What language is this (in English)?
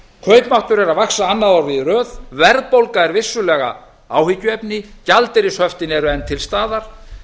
Icelandic